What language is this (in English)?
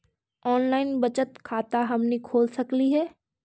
Magahi